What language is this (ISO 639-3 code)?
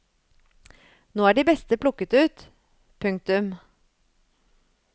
nor